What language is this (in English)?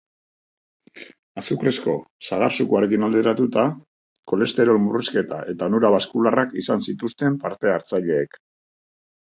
Basque